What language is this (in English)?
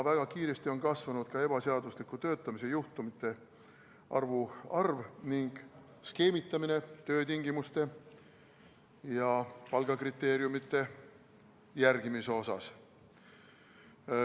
Estonian